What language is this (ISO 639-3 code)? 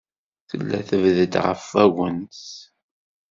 kab